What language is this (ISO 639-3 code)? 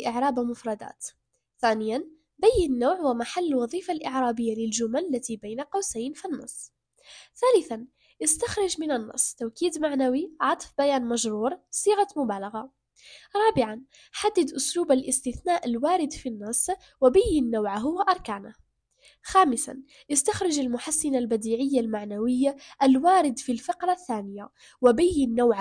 ara